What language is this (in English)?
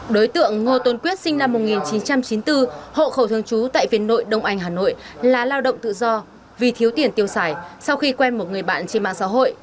Vietnamese